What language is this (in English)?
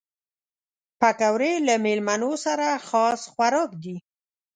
Pashto